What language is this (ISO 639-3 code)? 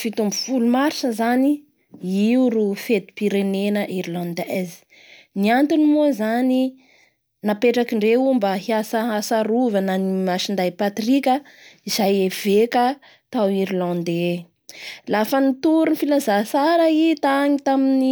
bhr